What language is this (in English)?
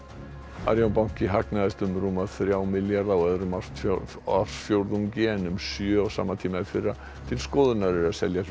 Icelandic